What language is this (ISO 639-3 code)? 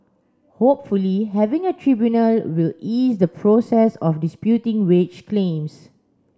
eng